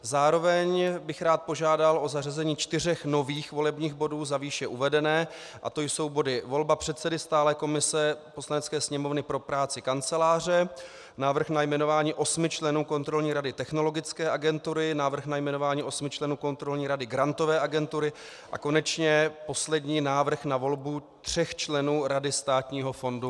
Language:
Czech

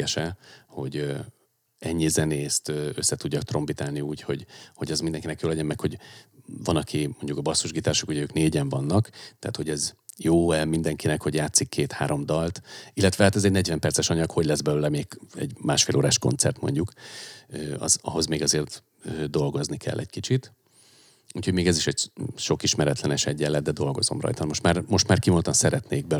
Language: Hungarian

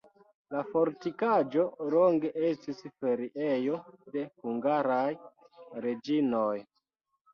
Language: Esperanto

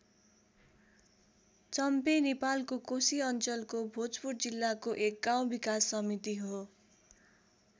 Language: Nepali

